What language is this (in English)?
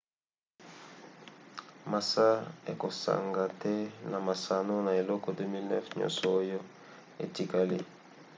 Lingala